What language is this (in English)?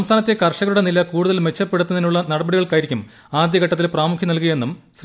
Malayalam